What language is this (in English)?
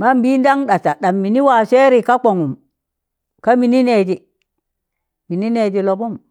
Tangale